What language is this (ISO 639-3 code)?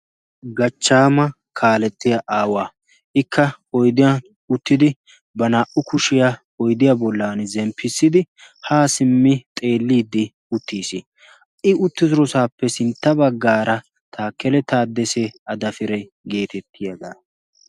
wal